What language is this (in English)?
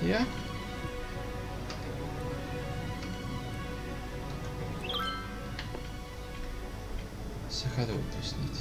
Dutch